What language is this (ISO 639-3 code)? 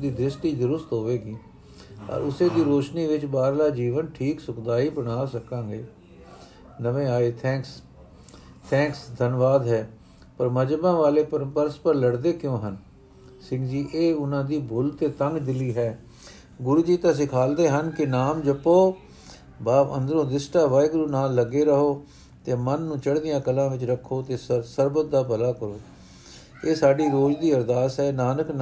pan